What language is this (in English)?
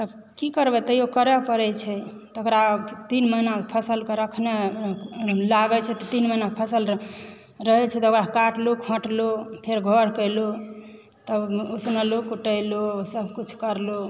Maithili